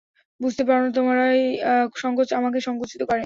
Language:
Bangla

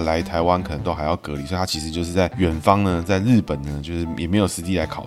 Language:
Chinese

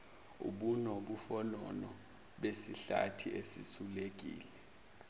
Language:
Zulu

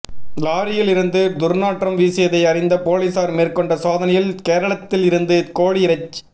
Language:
Tamil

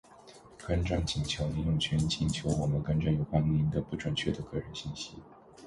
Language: Chinese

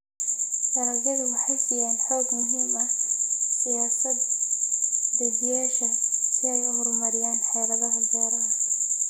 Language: Somali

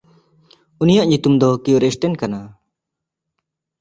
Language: Santali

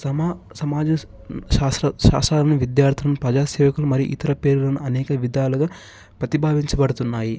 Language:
Telugu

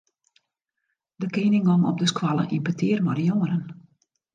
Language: Western Frisian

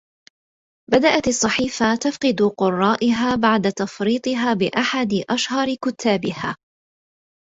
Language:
Arabic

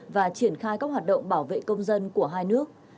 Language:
Vietnamese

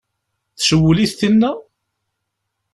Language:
Kabyle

